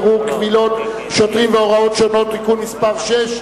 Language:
Hebrew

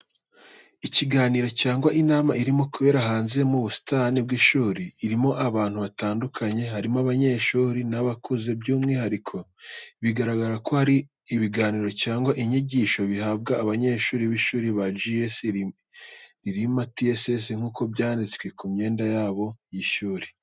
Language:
Kinyarwanda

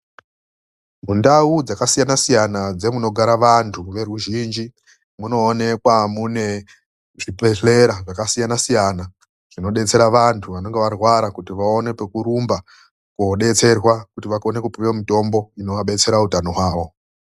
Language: Ndau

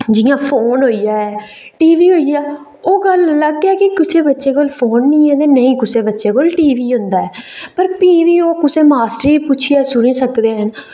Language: Dogri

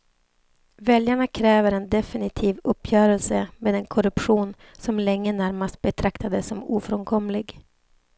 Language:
Swedish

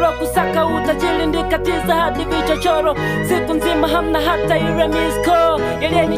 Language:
Indonesian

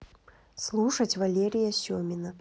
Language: Russian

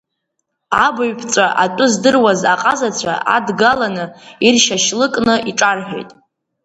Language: Abkhazian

